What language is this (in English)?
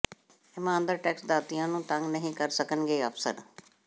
Punjabi